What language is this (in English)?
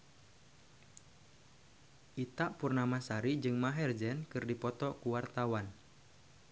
Sundanese